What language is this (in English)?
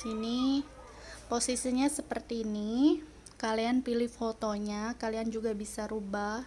Indonesian